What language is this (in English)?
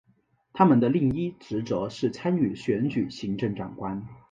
Chinese